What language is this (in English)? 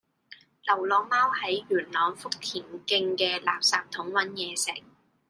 Cantonese